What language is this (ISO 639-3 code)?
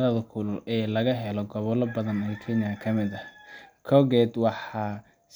som